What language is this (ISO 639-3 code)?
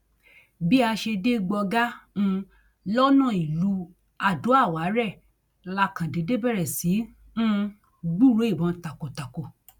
yor